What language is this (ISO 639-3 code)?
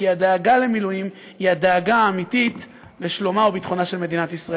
heb